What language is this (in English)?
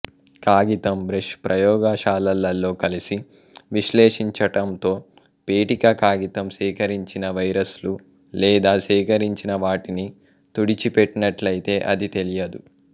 Telugu